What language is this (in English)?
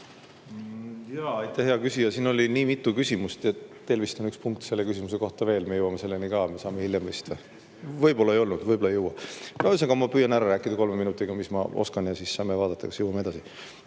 Estonian